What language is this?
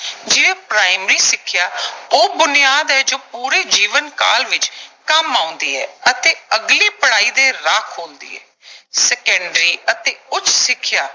Punjabi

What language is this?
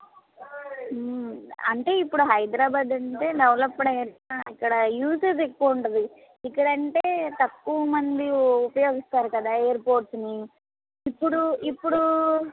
Telugu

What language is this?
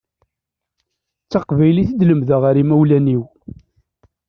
Kabyle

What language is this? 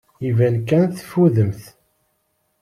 Kabyle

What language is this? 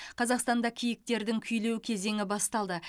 Kazakh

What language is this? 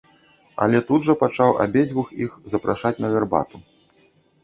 Belarusian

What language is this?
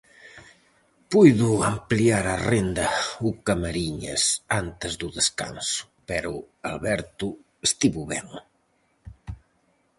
Galician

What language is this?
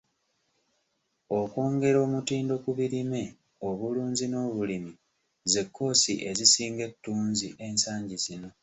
Ganda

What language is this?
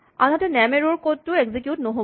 Assamese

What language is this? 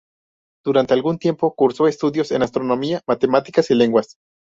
Spanish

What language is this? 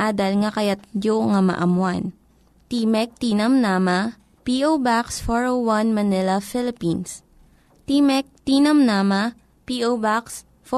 Filipino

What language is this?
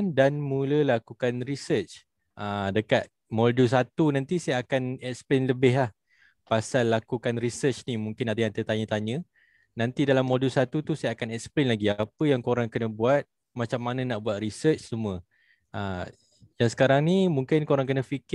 Malay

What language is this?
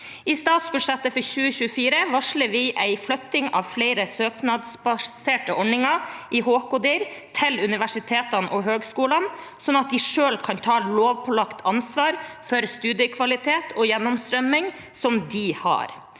Norwegian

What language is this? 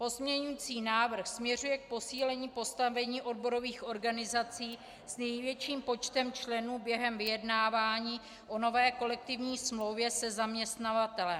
Czech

